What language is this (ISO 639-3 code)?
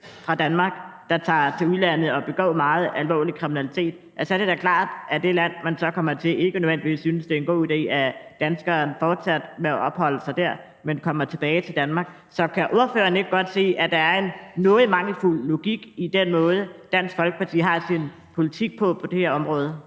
dan